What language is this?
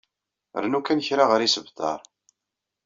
Kabyle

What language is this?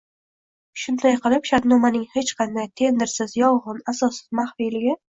Uzbek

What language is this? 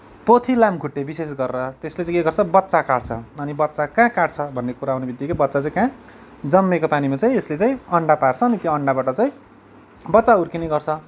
Nepali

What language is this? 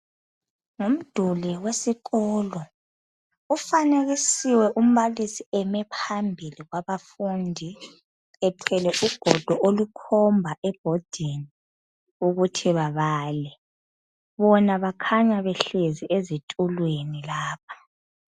North Ndebele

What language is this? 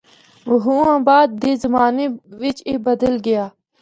Northern Hindko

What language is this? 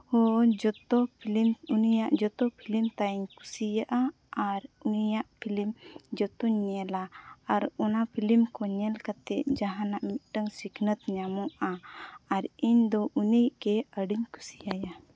Santali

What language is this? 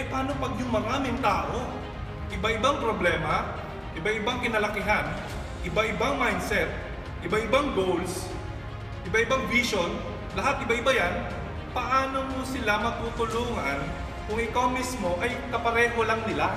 Filipino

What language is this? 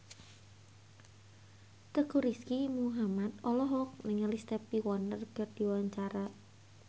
Sundanese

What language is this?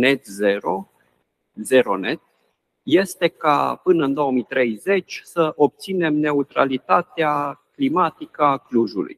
Romanian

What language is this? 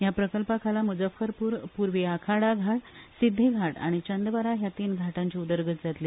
Konkani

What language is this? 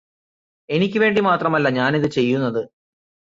Malayalam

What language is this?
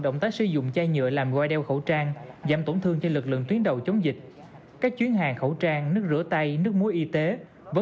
Vietnamese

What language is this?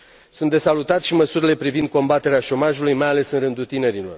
Romanian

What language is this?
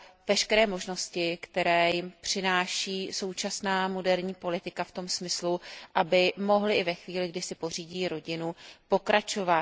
Czech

